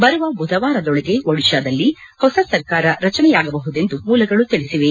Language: Kannada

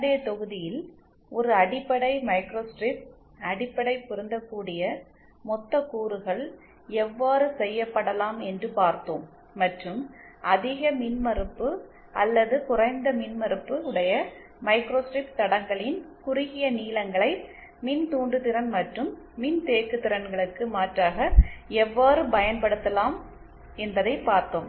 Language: Tamil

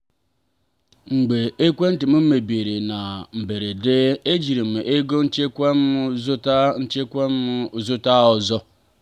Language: Igbo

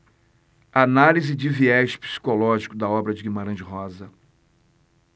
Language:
Portuguese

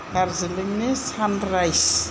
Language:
Bodo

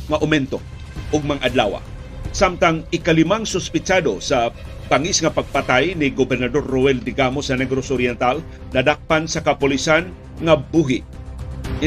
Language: Filipino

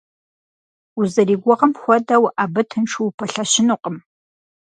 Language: Kabardian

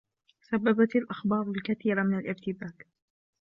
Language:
Arabic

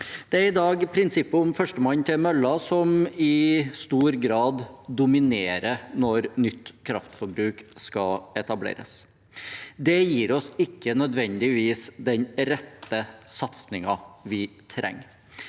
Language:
Norwegian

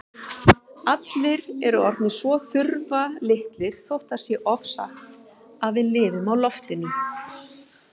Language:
Icelandic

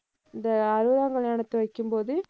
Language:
Tamil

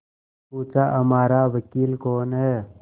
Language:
Hindi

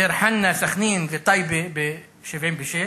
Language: Hebrew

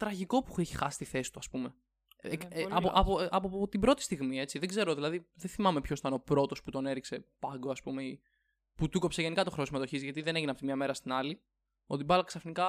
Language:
Greek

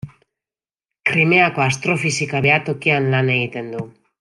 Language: Basque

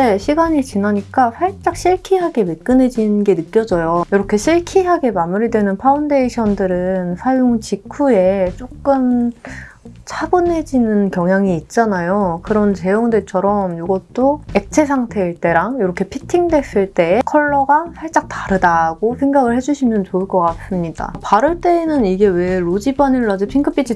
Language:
Korean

